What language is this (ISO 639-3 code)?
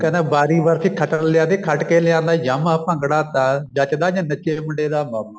pan